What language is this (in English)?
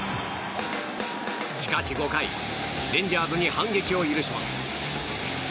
Japanese